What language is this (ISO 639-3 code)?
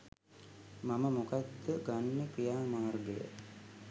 sin